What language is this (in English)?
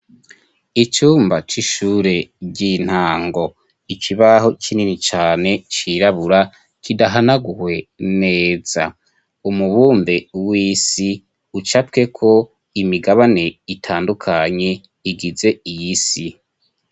Rundi